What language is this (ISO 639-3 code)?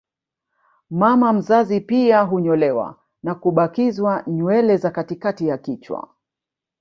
swa